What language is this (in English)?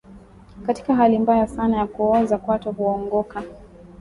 Swahili